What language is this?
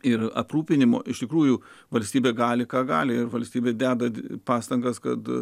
Lithuanian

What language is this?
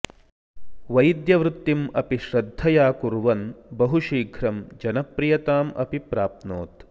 Sanskrit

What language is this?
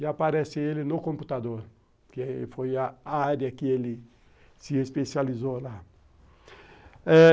Portuguese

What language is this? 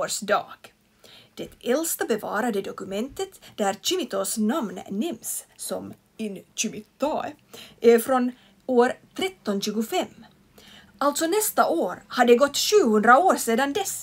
Swedish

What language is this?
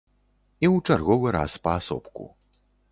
Belarusian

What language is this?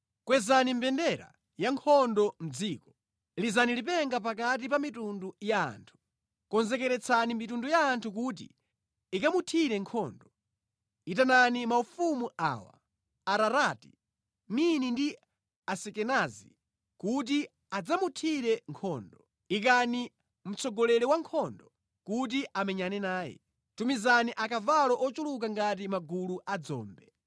Nyanja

